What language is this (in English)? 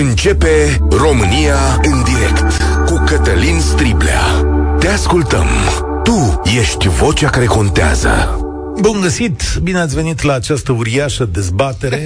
Romanian